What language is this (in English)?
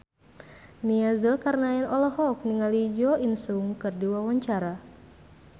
Sundanese